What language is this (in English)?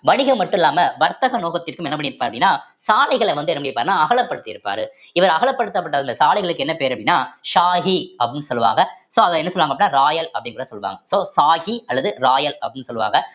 Tamil